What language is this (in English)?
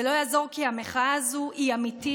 Hebrew